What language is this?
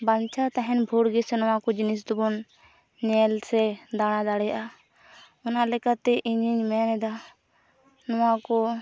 Santali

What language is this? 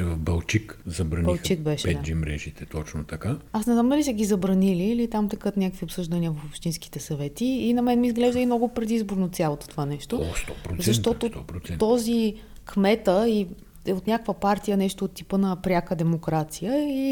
Bulgarian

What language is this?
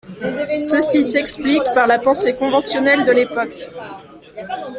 French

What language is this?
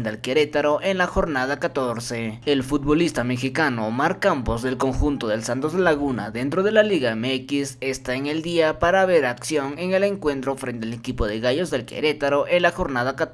Spanish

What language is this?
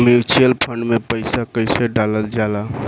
Bhojpuri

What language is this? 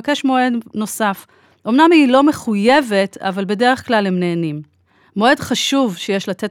Hebrew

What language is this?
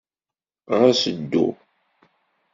Kabyle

